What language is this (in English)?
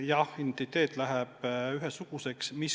Estonian